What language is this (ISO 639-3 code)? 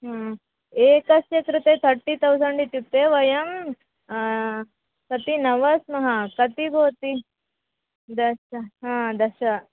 san